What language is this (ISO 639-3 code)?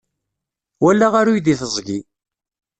kab